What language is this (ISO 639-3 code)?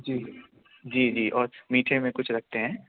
urd